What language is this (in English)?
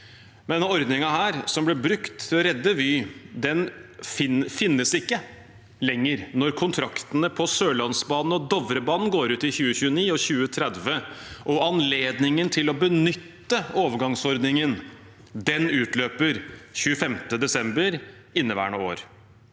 Norwegian